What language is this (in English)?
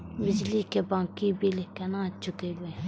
Maithili